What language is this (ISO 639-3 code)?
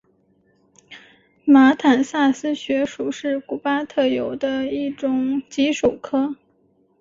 zho